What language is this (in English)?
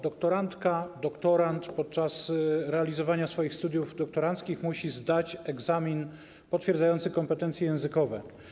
Polish